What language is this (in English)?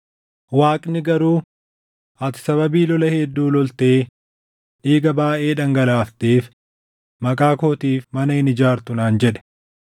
Oromo